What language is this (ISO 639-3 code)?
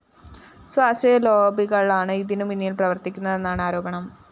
mal